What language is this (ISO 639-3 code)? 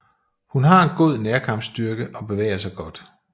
dan